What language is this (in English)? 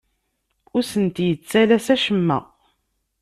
Kabyle